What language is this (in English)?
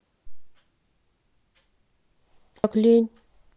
Russian